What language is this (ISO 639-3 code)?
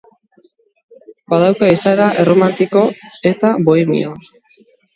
eus